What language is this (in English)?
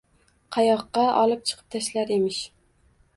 Uzbek